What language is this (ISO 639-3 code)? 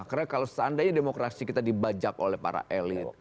ind